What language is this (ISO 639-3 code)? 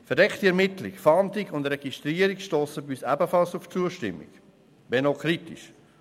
gsw